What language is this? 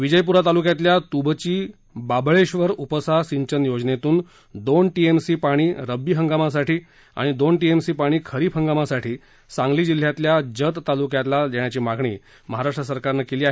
Marathi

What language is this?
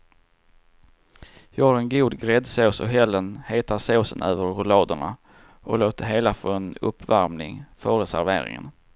Swedish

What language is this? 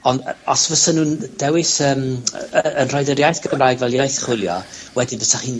Welsh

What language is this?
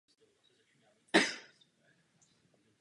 Czech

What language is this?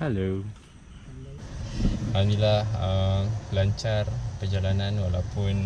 Malay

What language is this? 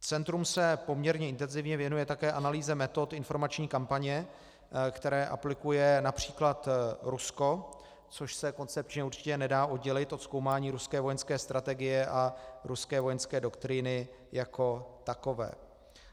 Czech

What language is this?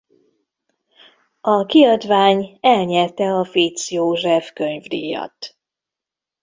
Hungarian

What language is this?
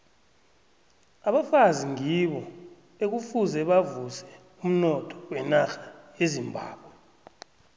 South Ndebele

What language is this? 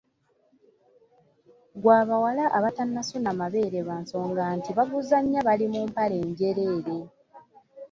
Ganda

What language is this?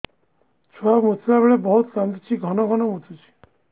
Odia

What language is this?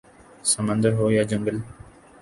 Urdu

